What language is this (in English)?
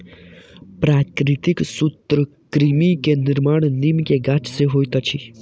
Maithili